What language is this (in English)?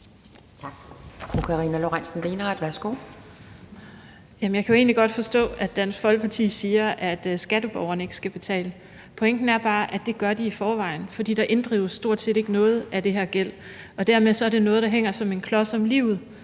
Danish